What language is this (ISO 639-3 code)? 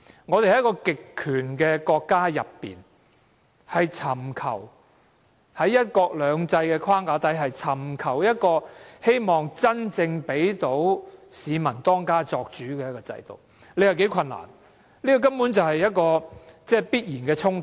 yue